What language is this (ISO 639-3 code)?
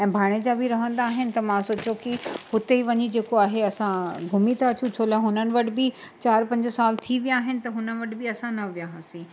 snd